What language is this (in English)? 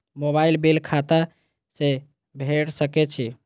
Maithili